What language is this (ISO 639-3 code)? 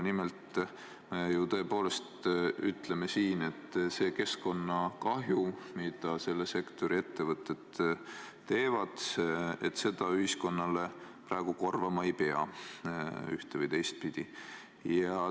est